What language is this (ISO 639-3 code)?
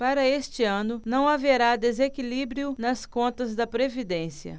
por